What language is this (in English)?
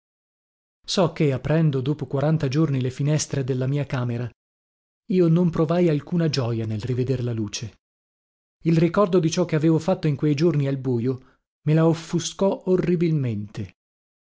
Italian